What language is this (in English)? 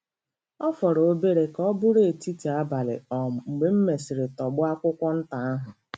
Igbo